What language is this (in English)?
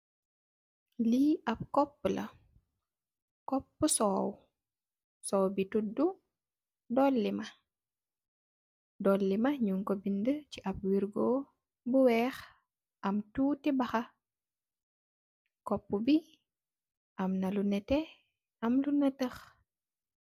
Wolof